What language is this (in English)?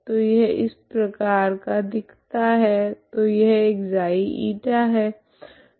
Hindi